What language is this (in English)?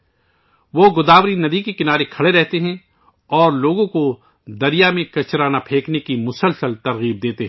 Urdu